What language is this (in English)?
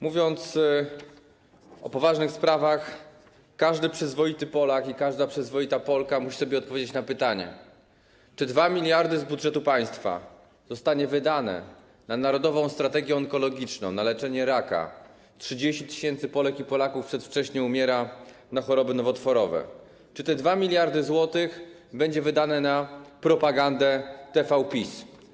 Polish